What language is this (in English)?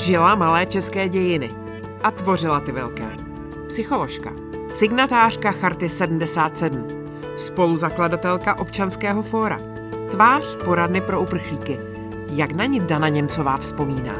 Czech